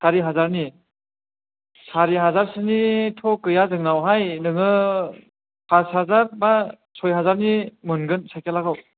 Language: Bodo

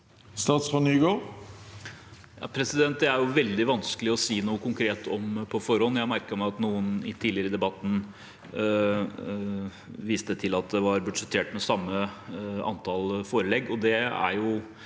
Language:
Norwegian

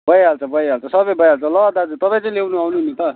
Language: Nepali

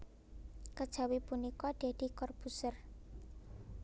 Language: Javanese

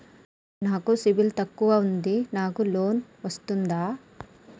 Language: Telugu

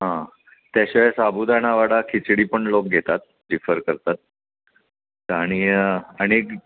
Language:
Marathi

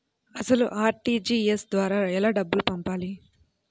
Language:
Telugu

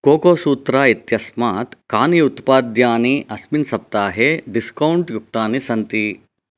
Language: Sanskrit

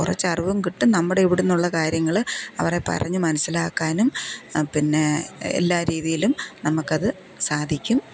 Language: Malayalam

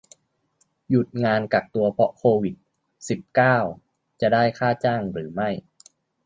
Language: Thai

